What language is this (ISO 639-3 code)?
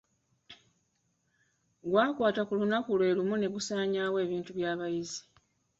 lug